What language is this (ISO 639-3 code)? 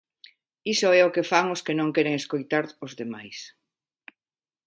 glg